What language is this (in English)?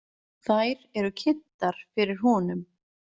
Icelandic